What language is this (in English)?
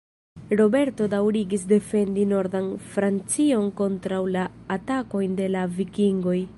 Esperanto